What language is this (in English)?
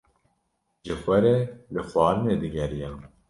Kurdish